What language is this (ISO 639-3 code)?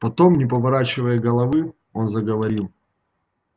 rus